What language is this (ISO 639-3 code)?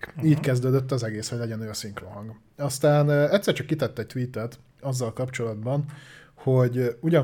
hun